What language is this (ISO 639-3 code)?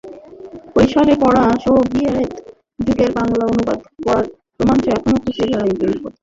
ben